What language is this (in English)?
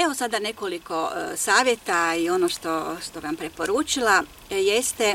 Croatian